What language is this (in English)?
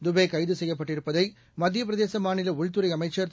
Tamil